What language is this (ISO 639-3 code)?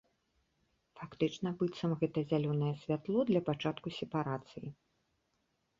bel